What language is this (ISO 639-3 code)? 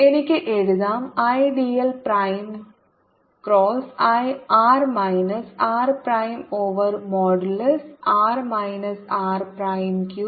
mal